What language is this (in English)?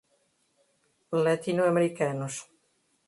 Portuguese